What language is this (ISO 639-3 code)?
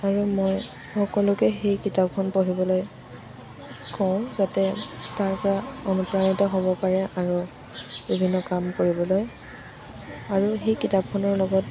asm